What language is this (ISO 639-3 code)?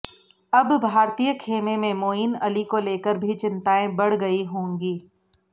hin